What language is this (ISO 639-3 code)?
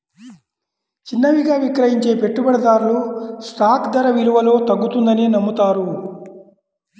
tel